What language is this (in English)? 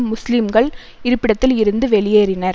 Tamil